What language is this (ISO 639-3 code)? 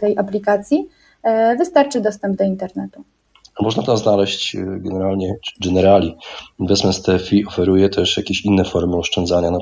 pol